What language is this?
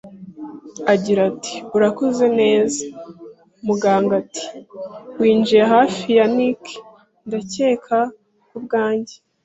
Kinyarwanda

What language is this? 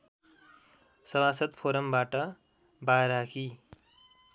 Nepali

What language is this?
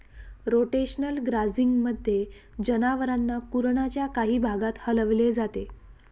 Marathi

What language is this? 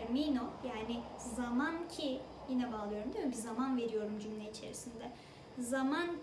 Turkish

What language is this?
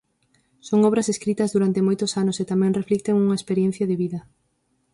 Galician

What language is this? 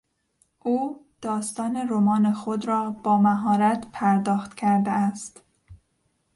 Persian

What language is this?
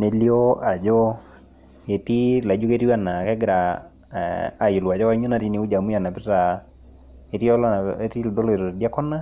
Masai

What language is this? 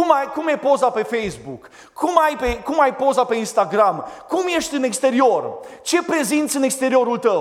Romanian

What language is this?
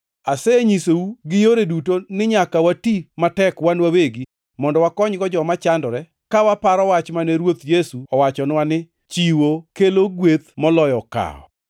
Luo (Kenya and Tanzania)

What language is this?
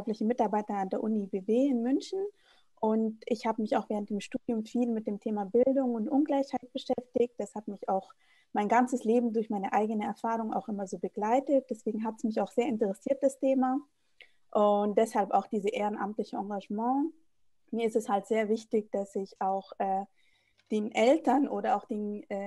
German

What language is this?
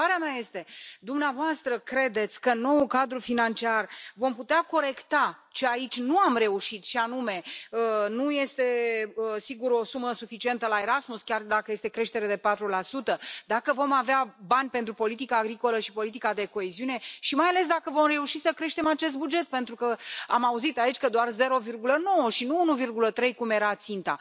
Romanian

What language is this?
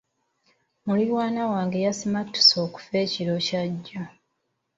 Ganda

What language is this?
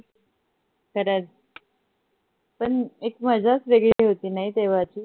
Marathi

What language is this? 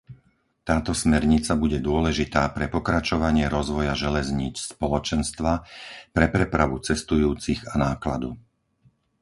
Slovak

